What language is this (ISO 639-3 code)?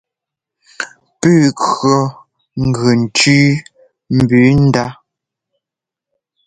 jgo